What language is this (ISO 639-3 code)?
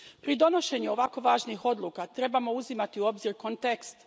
hrv